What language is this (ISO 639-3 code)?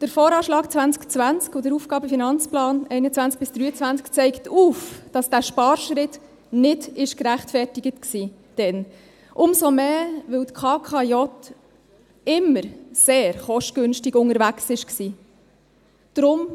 gsw